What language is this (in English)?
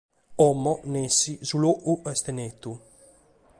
Sardinian